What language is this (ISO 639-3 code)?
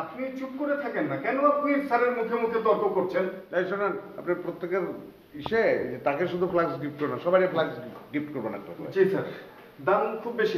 tur